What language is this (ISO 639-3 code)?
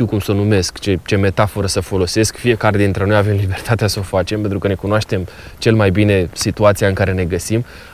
ron